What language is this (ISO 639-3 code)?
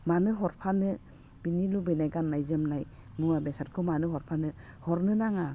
brx